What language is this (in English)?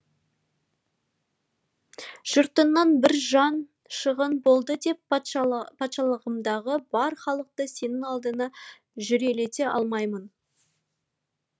Kazakh